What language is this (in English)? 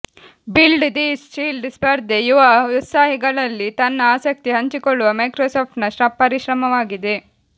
Kannada